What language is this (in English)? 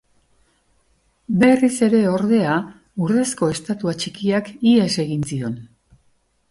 Basque